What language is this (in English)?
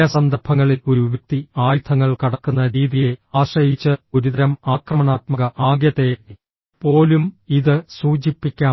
Malayalam